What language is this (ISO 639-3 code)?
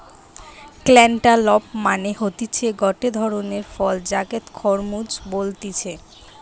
ben